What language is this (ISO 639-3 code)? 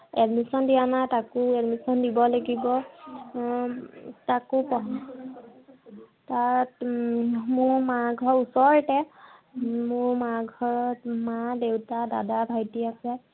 asm